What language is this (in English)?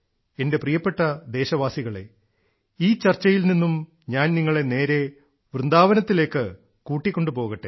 Malayalam